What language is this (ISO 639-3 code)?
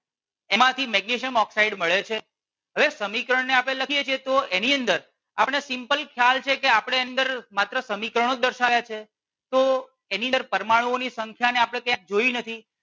guj